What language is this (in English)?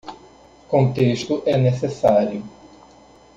Portuguese